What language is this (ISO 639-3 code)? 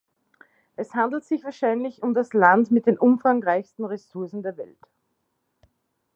deu